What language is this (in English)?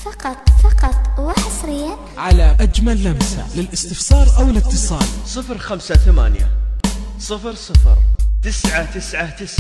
Arabic